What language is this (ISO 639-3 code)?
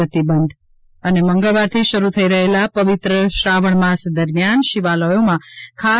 guj